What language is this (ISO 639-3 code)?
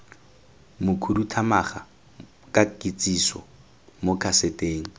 tsn